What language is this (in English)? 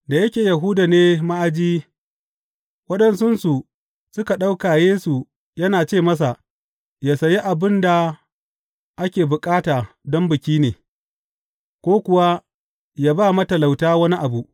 Hausa